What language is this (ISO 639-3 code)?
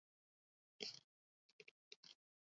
eus